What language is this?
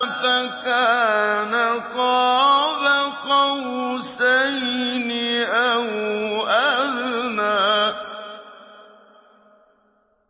Arabic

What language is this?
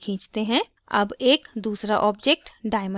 Hindi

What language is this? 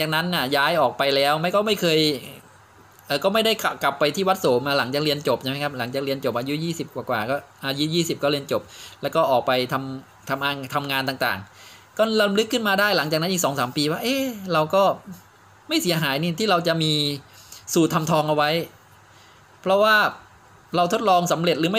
Thai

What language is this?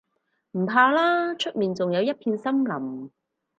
Cantonese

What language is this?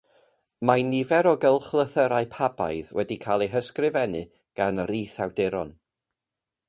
Welsh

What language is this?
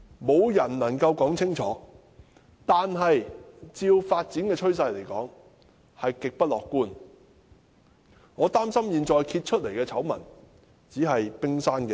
Cantonese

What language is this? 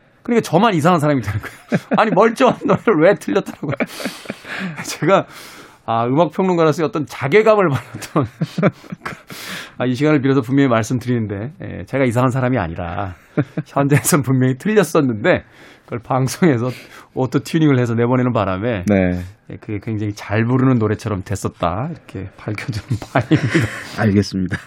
Korean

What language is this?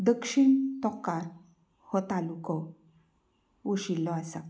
Konkani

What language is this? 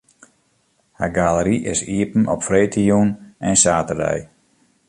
Western Frisian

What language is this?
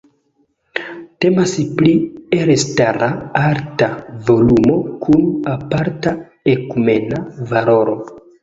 Esperanto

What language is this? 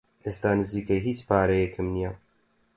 Central Kurdish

